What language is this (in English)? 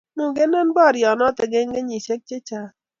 Kalenjin